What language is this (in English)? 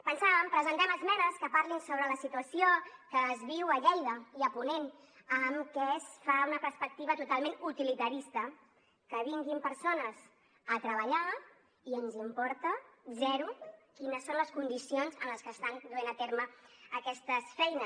Catalan